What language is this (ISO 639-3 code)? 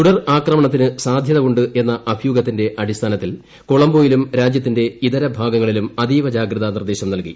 mal